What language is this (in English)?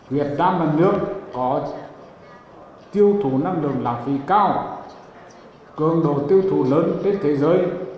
Vietnamese